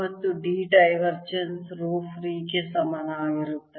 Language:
Kannada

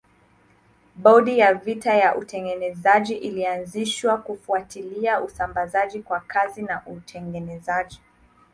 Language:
Swahili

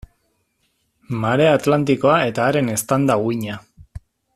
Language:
Basque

